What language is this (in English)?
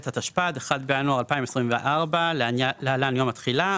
Hebrew